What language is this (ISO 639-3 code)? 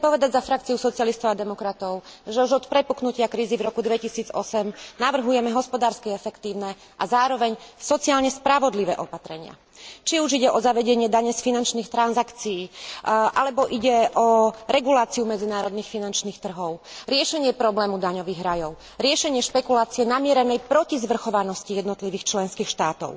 slk